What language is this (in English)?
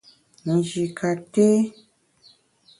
Bamun